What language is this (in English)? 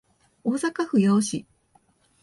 Japanese